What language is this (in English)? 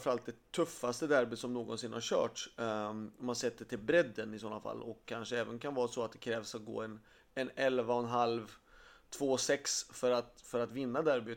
Swedish